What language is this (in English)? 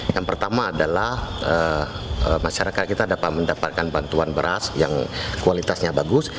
Indonesian